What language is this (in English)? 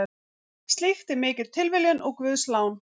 Icelandic